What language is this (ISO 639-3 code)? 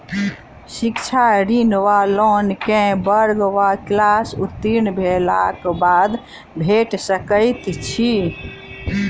mai